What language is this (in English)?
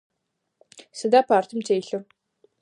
Adyghe